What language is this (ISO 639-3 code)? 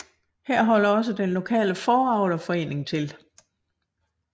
dan